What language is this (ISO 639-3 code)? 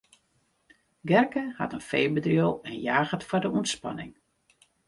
fry